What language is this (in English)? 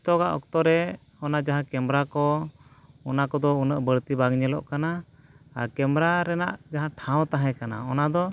Santali